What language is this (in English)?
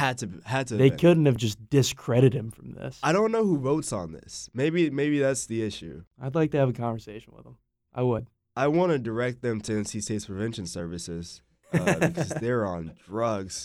English